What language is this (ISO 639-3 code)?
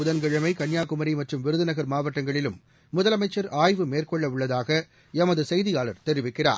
tam